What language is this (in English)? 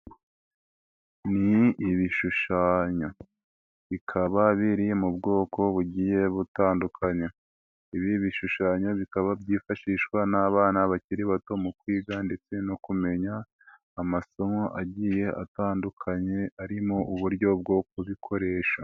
Kinyarwanda